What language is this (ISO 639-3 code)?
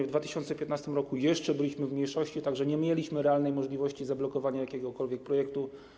pol